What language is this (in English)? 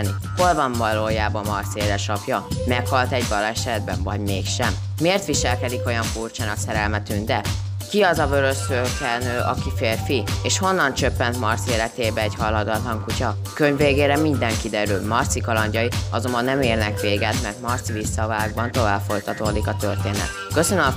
Hungarian